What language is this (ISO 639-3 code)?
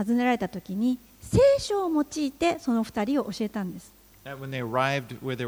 jpn